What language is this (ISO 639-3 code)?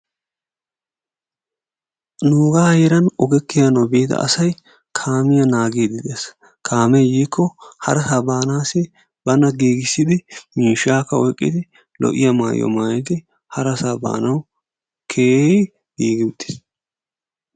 wal